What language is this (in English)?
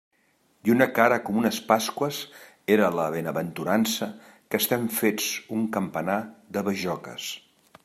Catalan